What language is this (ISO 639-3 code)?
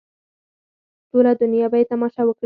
pus